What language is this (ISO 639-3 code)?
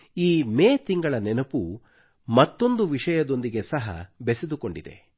kan